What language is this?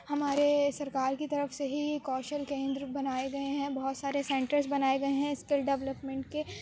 Urdu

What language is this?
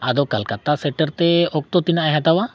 Santali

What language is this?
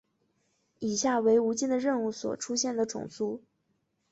Chinese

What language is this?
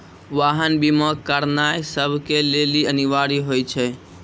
Maithili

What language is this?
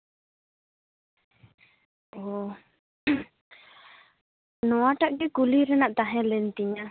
Santali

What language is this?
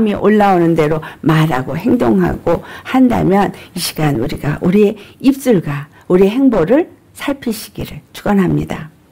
Korean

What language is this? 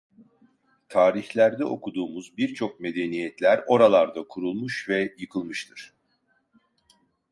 Turkish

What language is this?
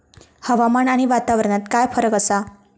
Marathi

